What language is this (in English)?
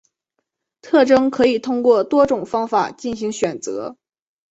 Chinese